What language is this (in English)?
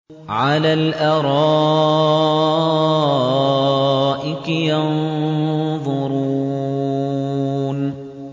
Arabic